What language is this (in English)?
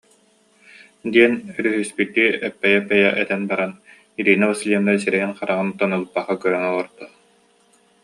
Yakut